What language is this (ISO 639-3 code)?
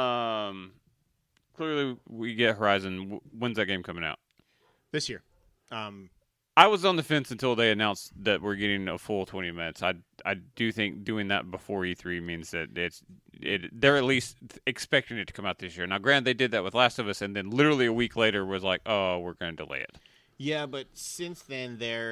eng